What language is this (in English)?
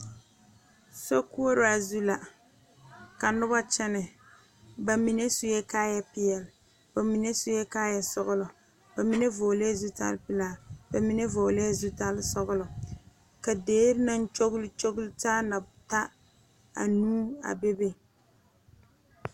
Southern Dagaare